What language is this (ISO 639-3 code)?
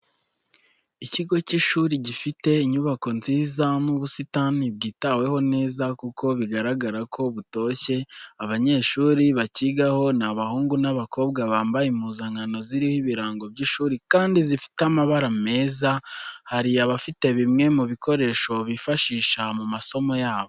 kin